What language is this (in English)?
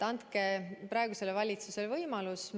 Estonian